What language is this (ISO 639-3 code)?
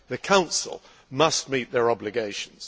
eng